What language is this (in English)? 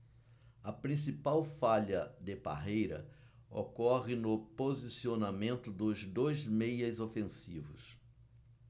Portuguese